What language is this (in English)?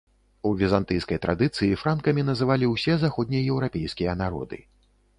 Belarusian